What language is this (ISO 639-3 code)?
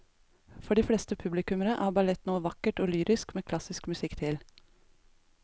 nor